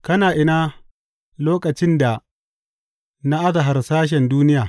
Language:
Hausa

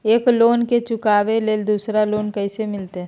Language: Magahi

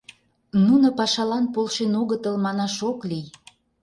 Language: Mari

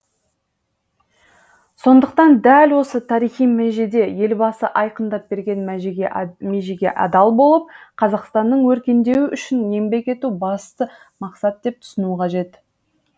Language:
Kazakh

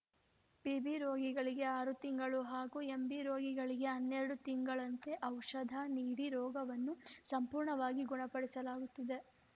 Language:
Kannada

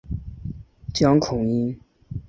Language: Chinese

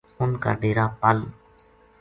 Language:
Gujari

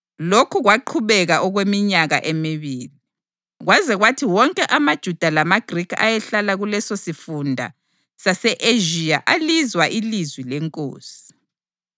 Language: North Ndebele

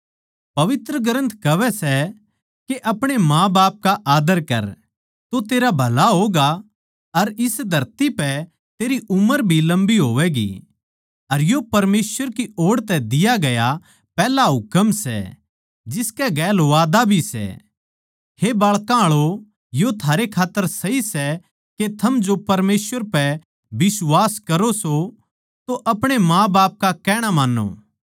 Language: Haryanvi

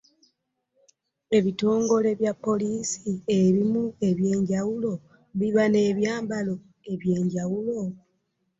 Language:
Ganda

